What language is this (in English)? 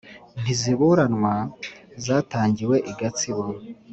Kinyarwanda